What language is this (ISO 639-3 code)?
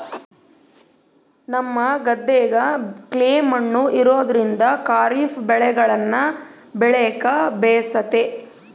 kan